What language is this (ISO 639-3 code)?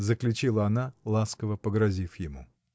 rus